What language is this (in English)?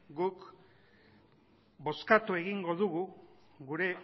Basque